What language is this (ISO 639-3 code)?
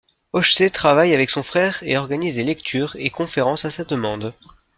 fra